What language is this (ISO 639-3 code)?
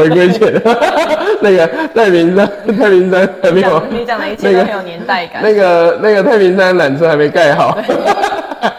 zho